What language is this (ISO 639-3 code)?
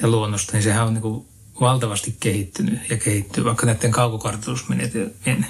fin